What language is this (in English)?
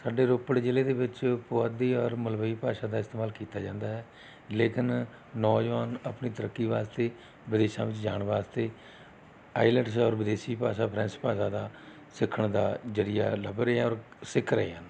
Punjabi